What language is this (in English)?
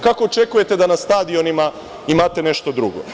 Serbian